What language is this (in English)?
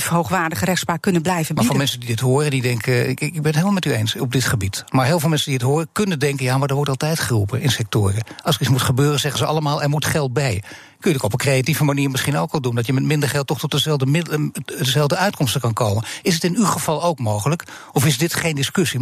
Dutch